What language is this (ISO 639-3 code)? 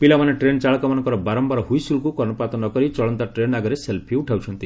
ori